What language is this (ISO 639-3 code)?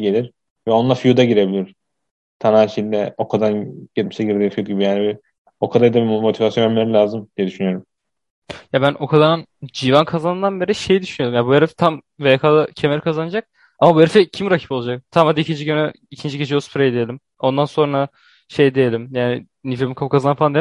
tur